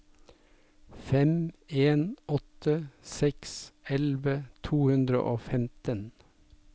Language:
Norwegian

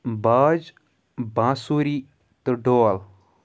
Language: Kashmiri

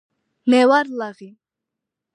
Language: Georgian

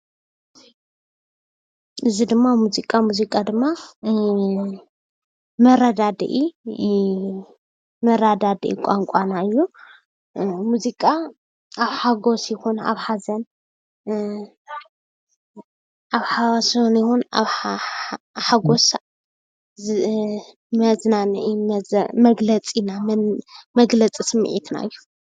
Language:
Tigrinya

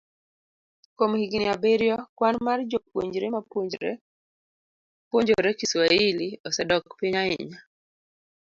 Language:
Luo (Kenya and Tanzania)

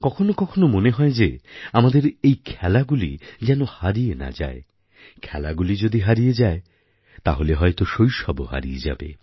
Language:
Bangla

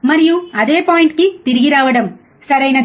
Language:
Telugu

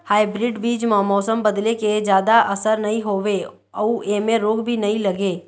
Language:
Chhattisgarhi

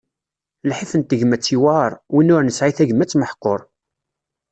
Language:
Kabyle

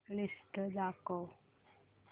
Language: Marathi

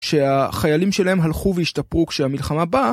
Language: Hebrew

